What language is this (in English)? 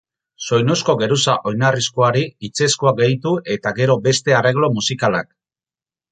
Basque